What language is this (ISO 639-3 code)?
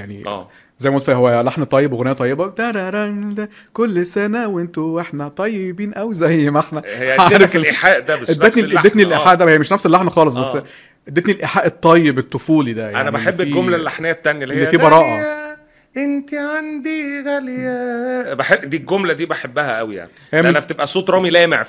ara